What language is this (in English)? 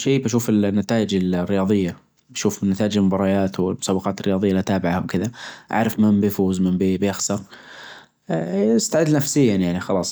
Najdi Arabic